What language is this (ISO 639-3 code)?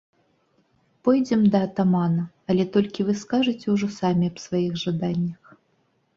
bel